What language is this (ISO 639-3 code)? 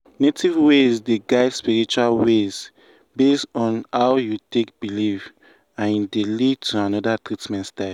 pcm